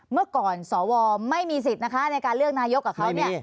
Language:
Thai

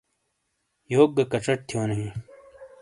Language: Shina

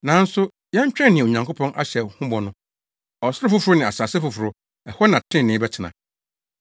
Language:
Akan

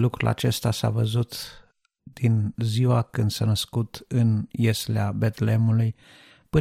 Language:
Romanian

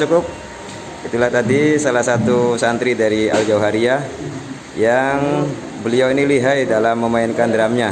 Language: Indonesian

